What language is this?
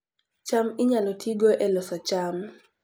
Luo (Kenya and Tanzania)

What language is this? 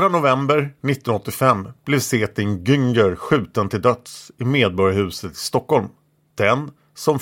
Swedish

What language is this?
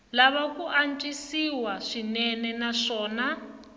Tsonga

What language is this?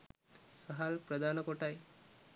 Sinhala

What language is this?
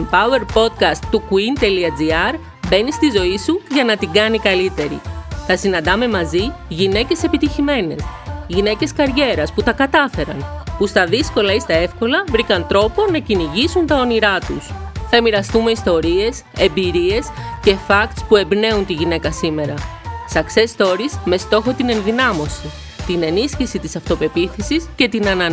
Greek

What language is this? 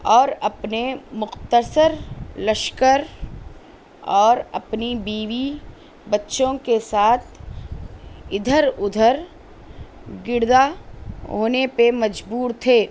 Urdu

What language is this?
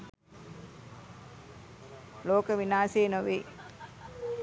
Sinhala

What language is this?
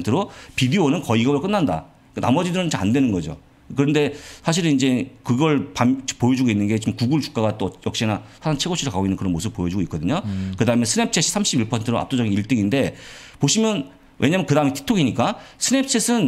Korean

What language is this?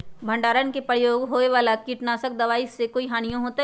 Magahi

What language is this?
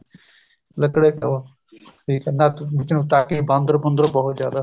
Punjabi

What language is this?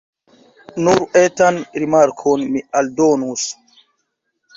Esperanto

